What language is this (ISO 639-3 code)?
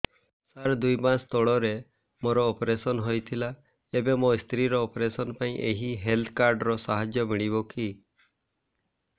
ori